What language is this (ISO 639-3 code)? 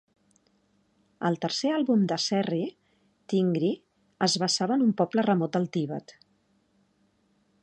cat